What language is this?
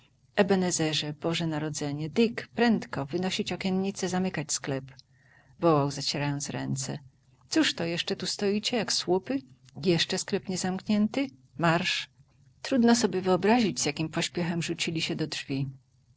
Polish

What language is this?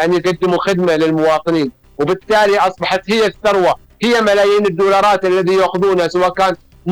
Arabic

